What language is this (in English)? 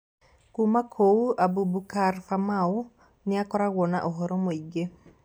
Kikuyu